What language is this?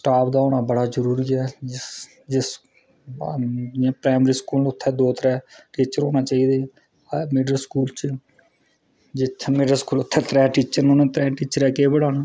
Dogri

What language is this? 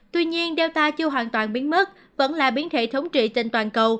Vietnamese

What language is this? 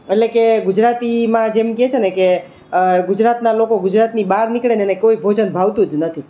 Gujarati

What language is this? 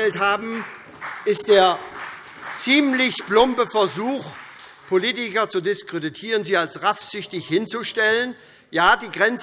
German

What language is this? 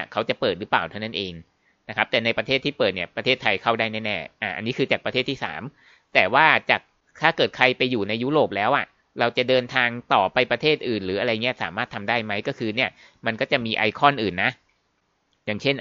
Thai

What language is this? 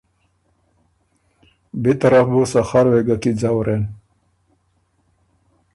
Ormuri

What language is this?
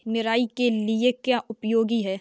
Hindi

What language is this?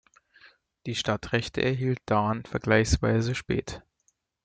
German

